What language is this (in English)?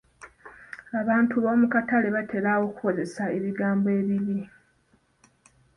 Ganda